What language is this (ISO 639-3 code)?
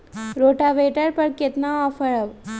mag